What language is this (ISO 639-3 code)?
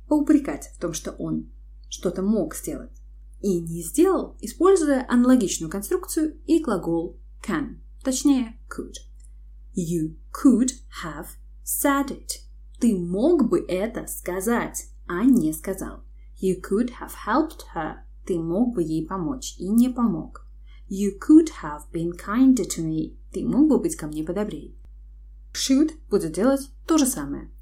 rus